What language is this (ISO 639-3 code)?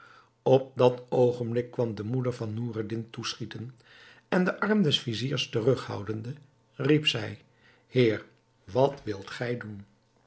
nld